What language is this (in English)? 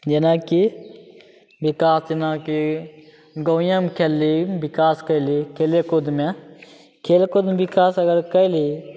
Maithili